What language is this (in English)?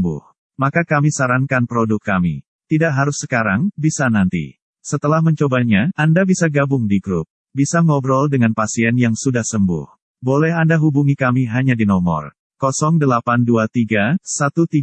Indonesian